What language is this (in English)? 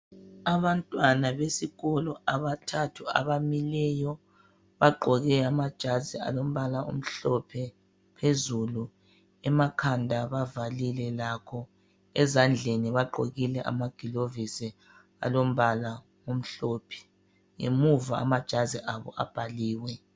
North Ndebele